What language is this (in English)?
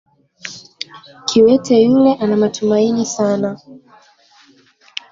Swahili